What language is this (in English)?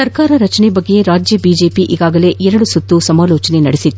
Kannada